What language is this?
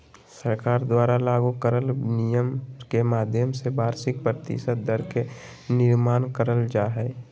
Magahi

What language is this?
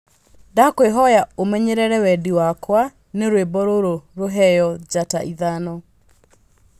Kikuyu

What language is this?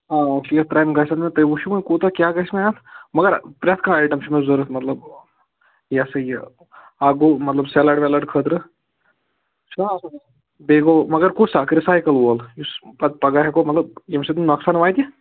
Kashmiri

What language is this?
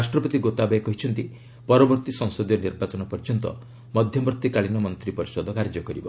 Odia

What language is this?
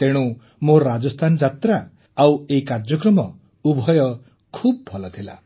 Odia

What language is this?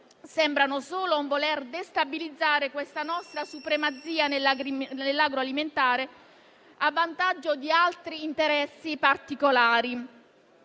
Italian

